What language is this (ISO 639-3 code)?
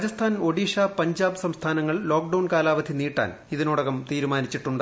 mal